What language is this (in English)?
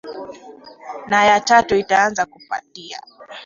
Swahili